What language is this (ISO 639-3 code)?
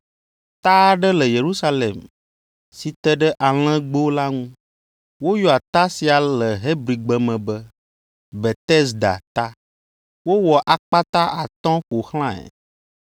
ewe